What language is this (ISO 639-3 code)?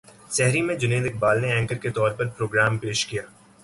urd